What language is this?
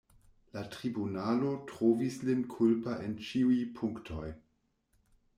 Esperanto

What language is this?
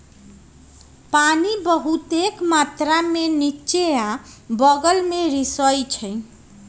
Magahi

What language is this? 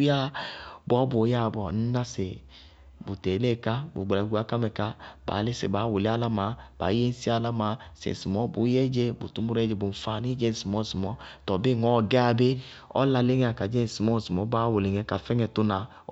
Bago-Kusuntu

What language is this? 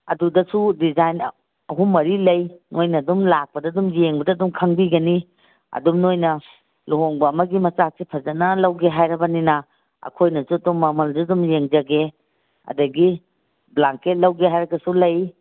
Manipuri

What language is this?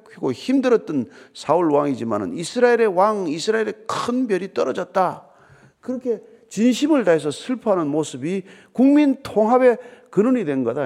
Korean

